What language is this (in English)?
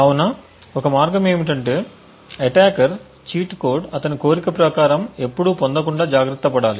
Telugu